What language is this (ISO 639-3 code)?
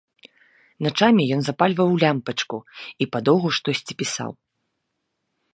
bel